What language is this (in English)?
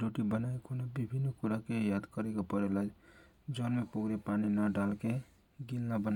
Kochila Tharu